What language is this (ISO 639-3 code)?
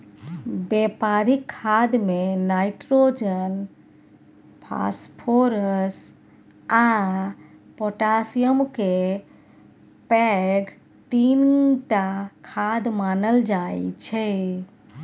mai